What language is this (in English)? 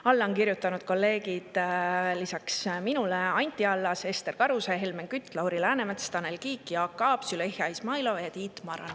Estonian